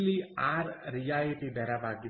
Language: Kannada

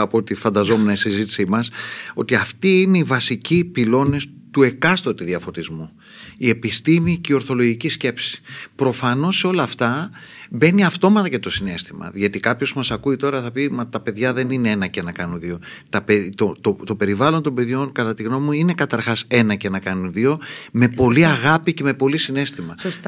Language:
Greek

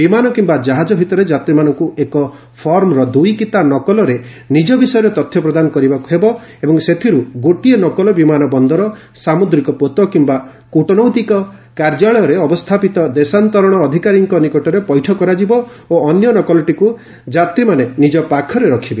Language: Odia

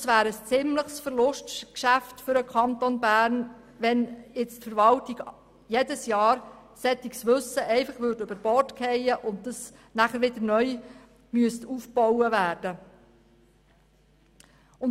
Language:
Swiss German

